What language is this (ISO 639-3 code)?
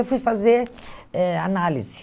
por